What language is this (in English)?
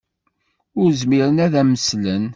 Kabyle